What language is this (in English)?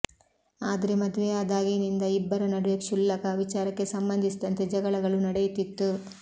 Kannada